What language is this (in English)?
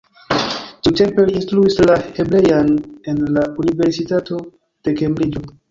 Esperanto